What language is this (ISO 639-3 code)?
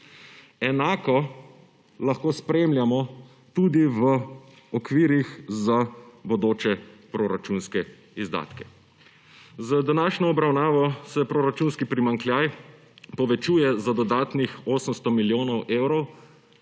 slv